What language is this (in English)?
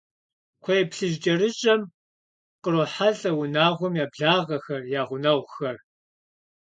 Kabardian